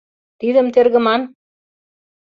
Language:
Mari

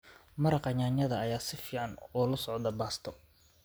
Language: Somali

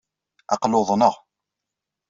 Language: Kabyle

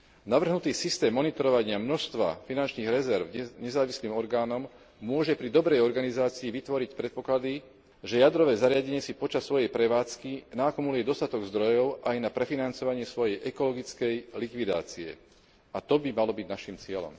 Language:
Slovak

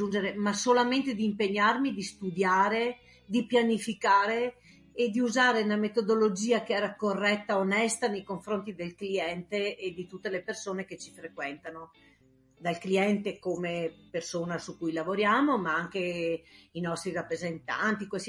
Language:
Italian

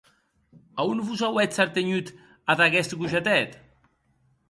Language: Occitan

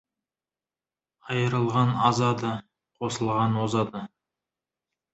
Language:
Kazakh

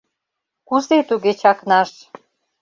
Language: Mari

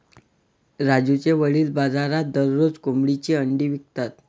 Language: Marathi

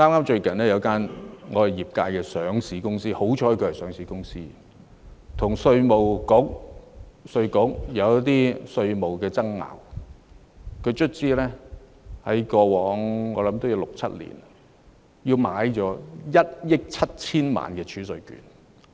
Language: Cantonese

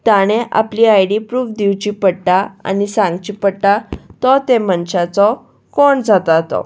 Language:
Konkani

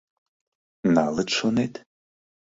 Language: Mari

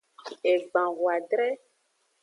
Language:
Aja (Benin)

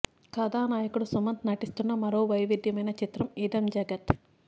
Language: Telugu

